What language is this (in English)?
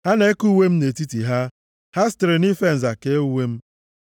Igbo